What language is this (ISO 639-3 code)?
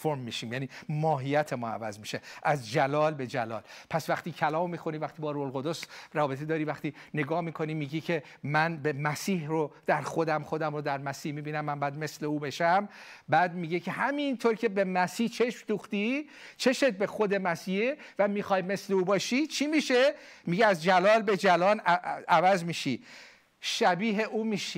fas